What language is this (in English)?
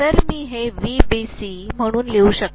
Marathi